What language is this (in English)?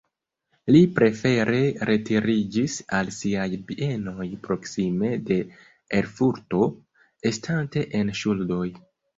Esperanto